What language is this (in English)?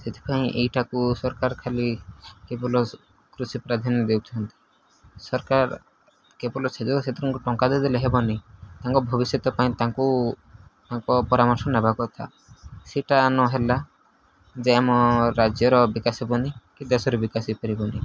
Odia